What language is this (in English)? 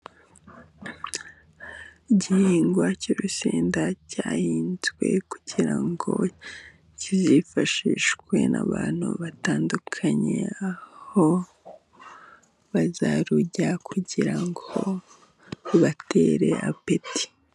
Kinyarwanda